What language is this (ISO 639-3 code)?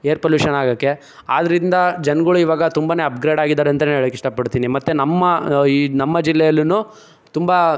kan